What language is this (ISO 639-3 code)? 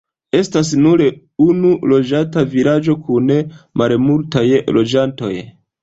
epo